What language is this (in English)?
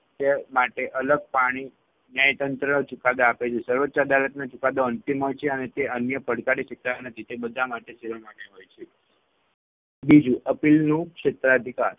Gujarati